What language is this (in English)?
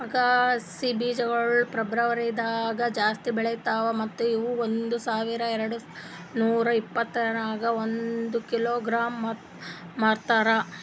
Kannada